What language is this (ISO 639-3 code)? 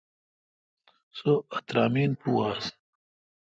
xka